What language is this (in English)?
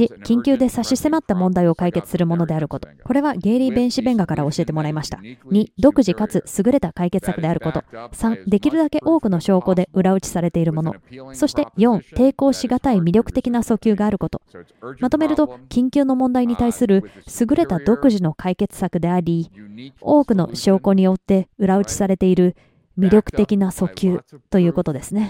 Japanese